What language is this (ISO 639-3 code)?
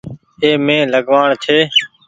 gig